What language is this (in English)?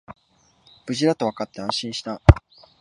Japanese